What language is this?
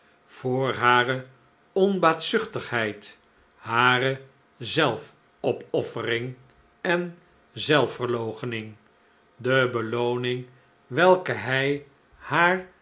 Dutch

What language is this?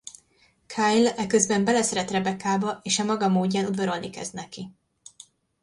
Hungarian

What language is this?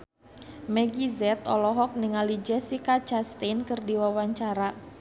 Sundanese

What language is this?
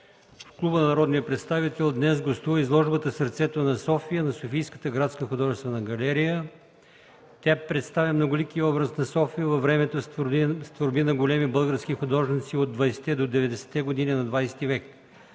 Bulgarian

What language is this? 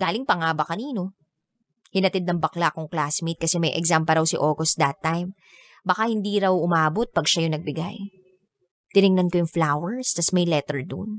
Filipino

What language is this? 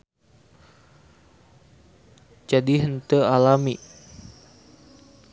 Sundanese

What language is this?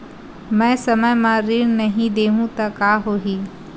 Chhattisgarhi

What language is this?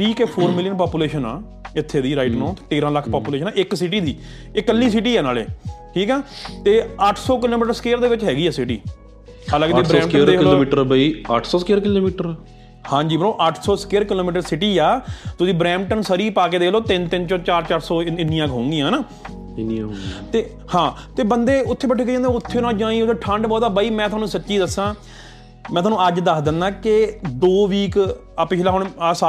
Punjabi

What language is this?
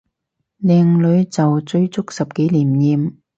Cantonese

